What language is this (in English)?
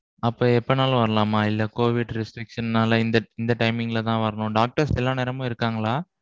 Tamil